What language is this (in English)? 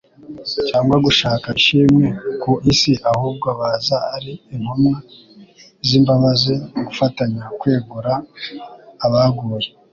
Kinyarwanda